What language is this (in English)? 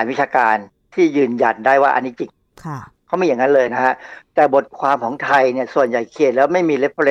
Thai